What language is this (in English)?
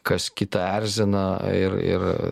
Lithuanian